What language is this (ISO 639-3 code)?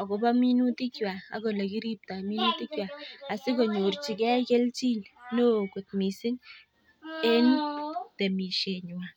kln